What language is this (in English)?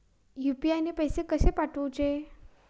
Marathi